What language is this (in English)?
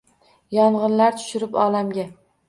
Uzbek